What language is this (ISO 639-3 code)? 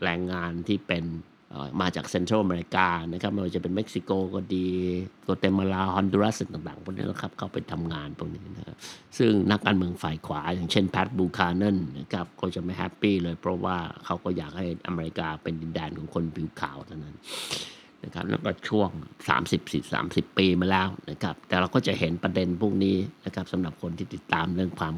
tha